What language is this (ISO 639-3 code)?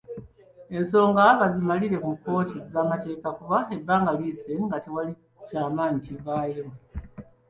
lug